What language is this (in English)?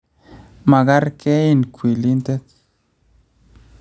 Kalenjin